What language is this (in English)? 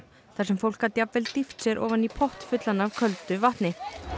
Icelandic